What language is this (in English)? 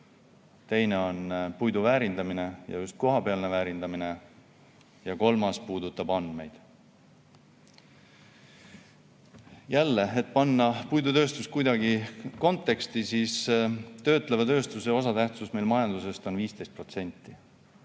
Estonian